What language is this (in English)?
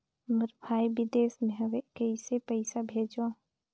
Chhattisgarhi